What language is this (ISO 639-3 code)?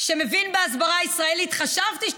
heb